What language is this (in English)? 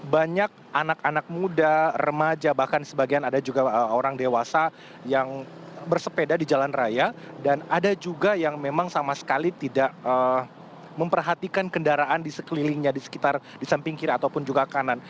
Indonesian